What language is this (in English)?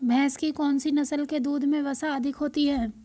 Hindi